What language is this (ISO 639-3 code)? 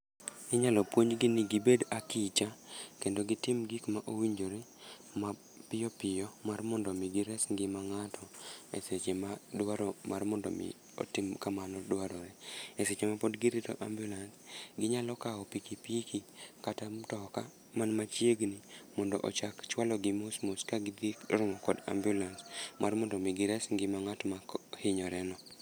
luo